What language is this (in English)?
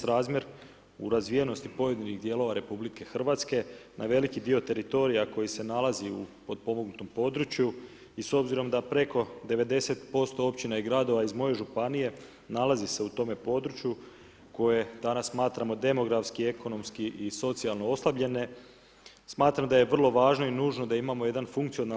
Croatian